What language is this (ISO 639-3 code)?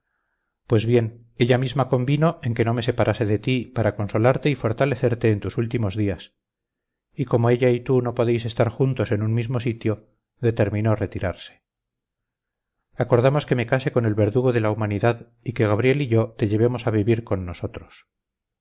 spa